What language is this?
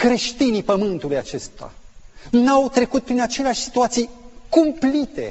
Romanian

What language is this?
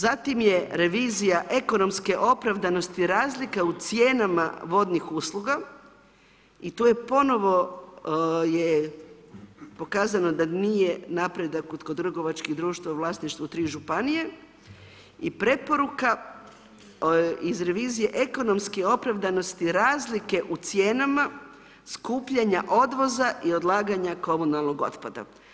Croatian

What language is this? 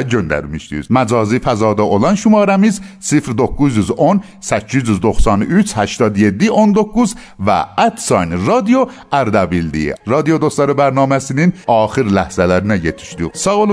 Persian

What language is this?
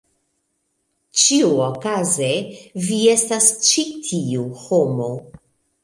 Esperanto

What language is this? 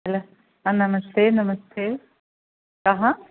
Sanskrit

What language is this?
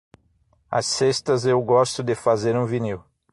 Portuguese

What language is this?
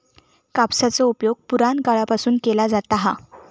Marathi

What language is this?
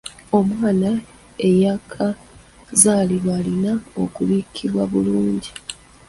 Ganda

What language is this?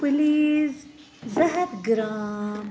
Kashmiri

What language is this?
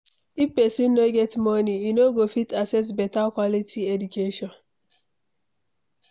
Nigerian Pidgin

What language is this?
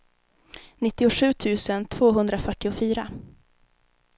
Swedish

